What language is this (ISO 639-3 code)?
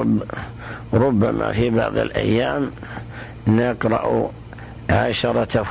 ara